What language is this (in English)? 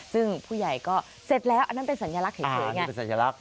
Thai